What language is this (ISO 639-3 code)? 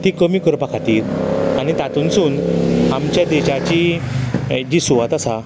kok